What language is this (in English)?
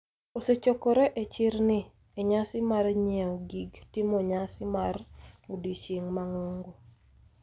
Luo (Kenya and Tanzania)